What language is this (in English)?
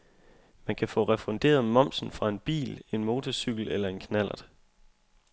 Danish